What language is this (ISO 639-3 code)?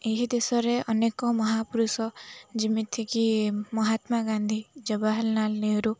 ori